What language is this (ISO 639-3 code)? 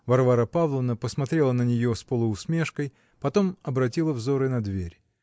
rus